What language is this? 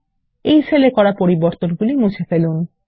Bangla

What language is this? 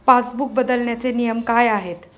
Marathi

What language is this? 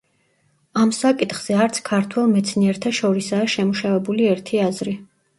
Georgian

